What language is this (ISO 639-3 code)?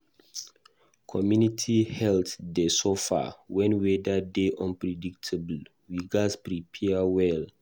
pcm